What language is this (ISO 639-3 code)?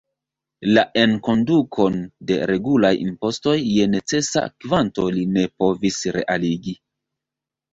epo